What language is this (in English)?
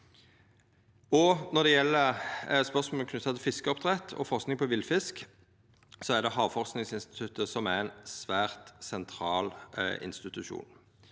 Norwegian